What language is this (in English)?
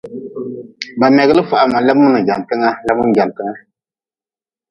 Nawdm